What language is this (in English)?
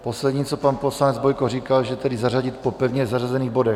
Czech